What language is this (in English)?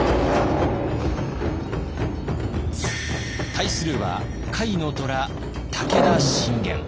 Japanese